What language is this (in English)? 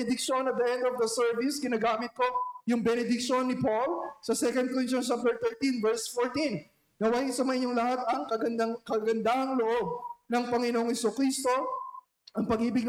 Filipino